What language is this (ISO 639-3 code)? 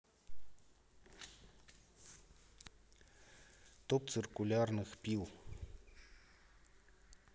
rus